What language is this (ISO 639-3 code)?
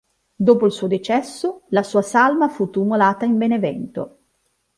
ita